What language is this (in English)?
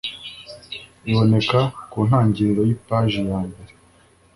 Kinyarwanda